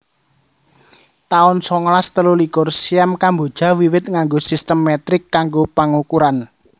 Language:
Javanese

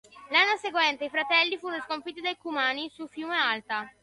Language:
Italian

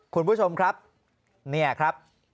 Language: Thai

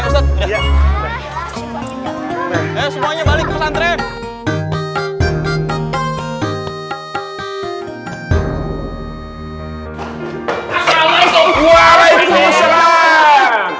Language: Indonesian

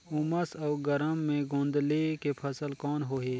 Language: Chhattisgarhi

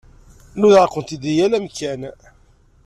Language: Kabyle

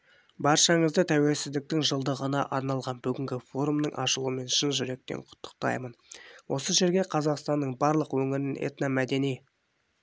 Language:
Kazakh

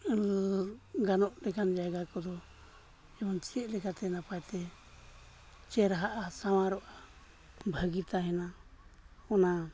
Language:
Santali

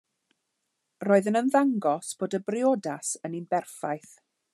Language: Welsh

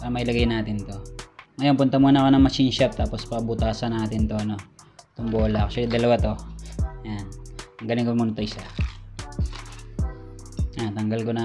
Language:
Filipino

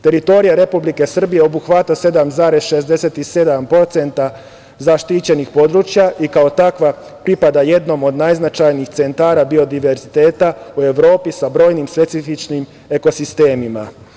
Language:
Serbian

